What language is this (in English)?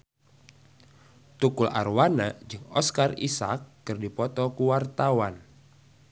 Sundanese